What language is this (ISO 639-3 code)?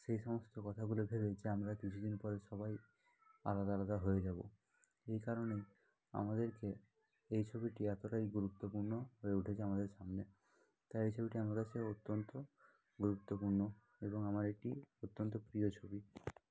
ben